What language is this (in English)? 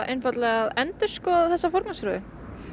Icelandic